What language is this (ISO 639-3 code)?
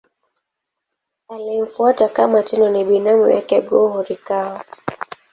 swa